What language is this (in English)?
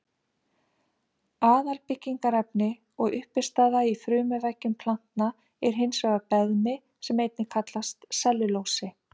Icelandic